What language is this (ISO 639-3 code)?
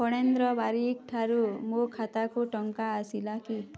ori